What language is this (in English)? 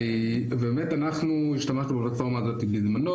Hebrew